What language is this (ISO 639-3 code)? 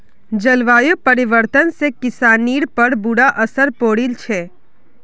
mag